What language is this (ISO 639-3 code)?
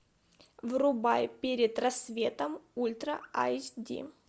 rus